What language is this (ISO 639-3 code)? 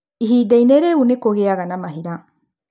kik